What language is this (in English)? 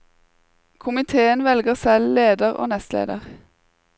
Norwegian